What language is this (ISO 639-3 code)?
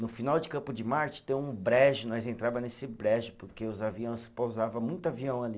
por